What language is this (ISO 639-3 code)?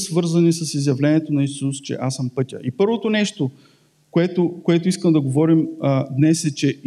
bul